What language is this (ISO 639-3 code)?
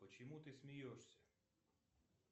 rus